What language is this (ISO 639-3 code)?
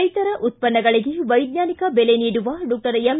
kan